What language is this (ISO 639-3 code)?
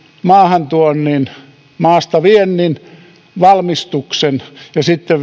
fin